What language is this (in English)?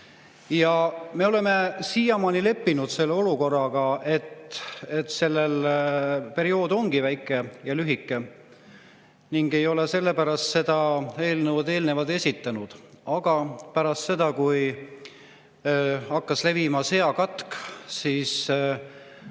Estonian